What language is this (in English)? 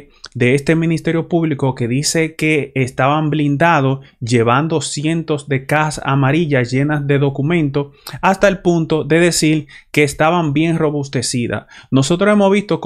Spanish